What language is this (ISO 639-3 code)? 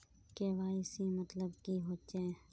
mag